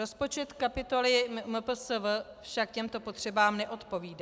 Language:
Czech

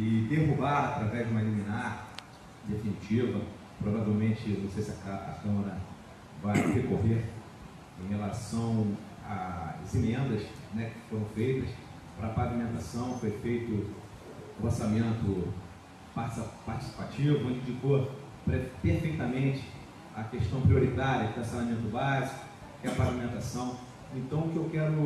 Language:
Portuguese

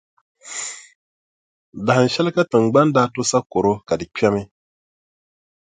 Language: Dagbani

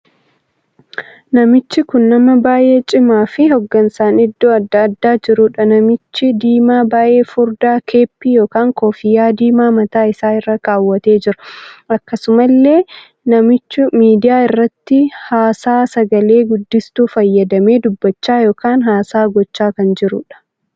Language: Oromo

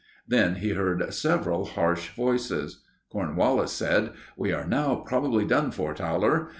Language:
English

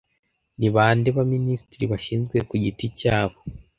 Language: Kinyarwanda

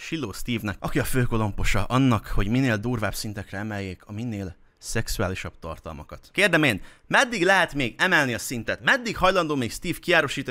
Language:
Hungarian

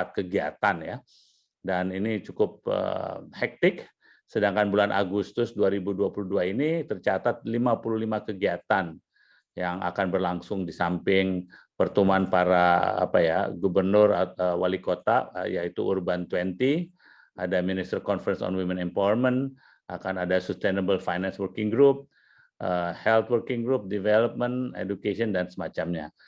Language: Indonesian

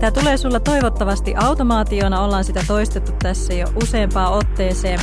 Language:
Finnish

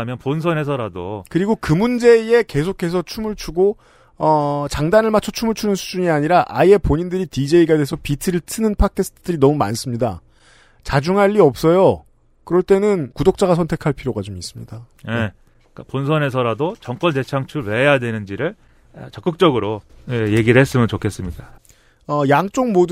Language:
Korean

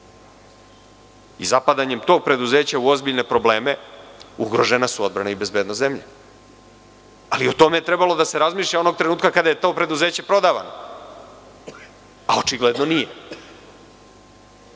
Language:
Serbian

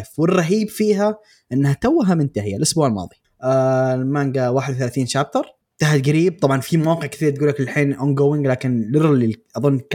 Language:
Arabic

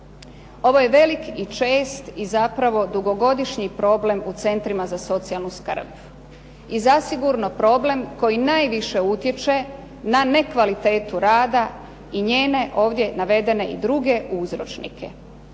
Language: Croatian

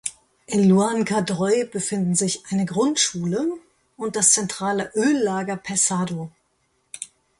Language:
German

